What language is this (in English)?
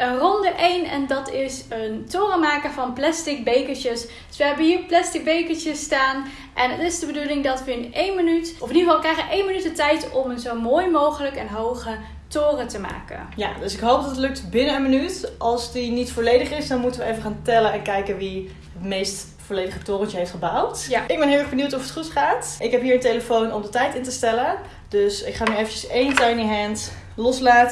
Dutch